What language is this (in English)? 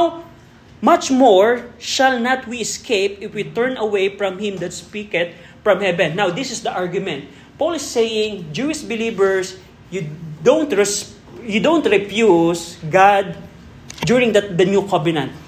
Filipino